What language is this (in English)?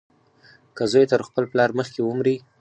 Pashto